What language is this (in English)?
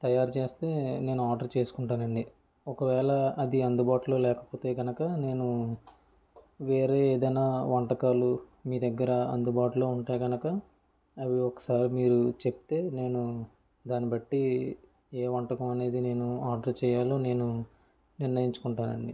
Telugu